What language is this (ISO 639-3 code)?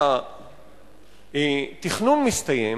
heb